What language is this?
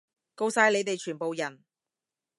Cantonese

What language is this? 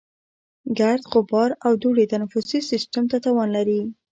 Pashto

